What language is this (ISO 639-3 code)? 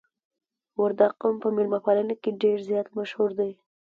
pus